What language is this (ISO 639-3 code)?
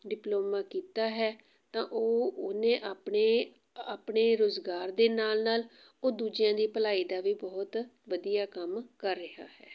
pan